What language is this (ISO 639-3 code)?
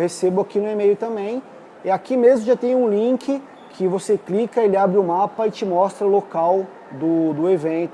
por